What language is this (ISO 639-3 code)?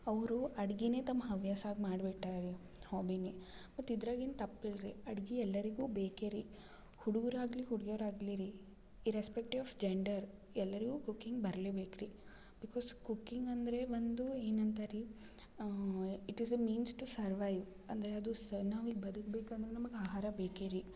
kan